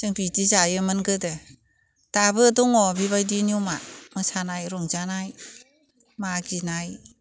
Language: Bodo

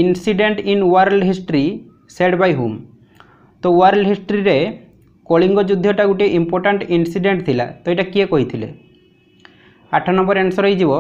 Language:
Gujarati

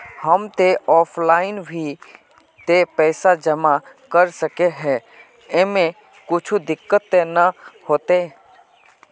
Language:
Magahi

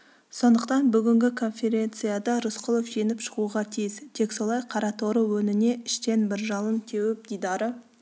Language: Kazakh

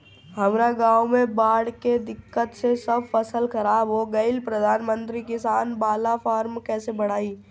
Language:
Bhojpuri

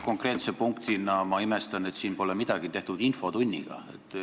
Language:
Estonian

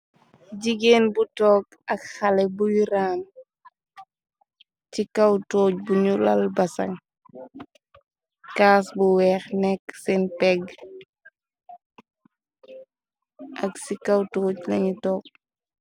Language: Wolof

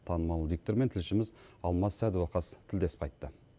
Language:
Kazakh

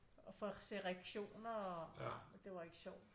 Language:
Danish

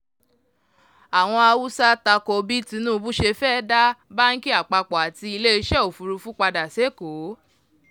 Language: Yoruba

